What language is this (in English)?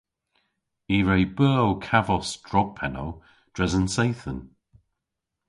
Cornish